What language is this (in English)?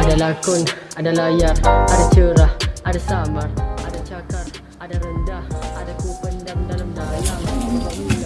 Malay